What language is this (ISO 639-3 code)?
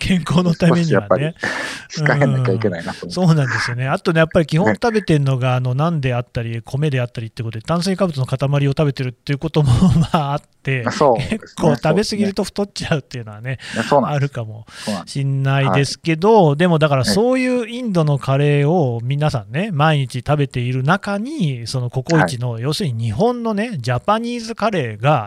jpn